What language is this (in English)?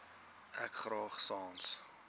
Afrikaans